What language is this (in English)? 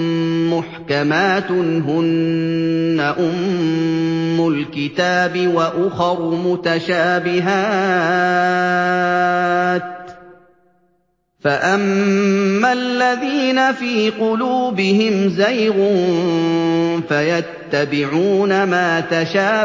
Arabic